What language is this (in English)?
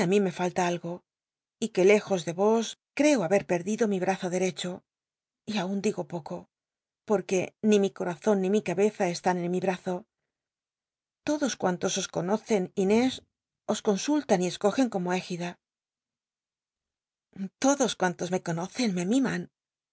Spanish